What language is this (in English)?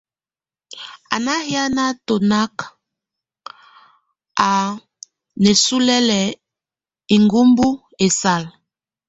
Tunen